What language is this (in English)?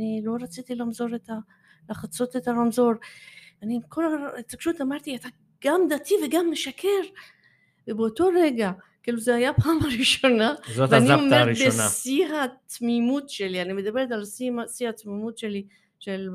Hebrew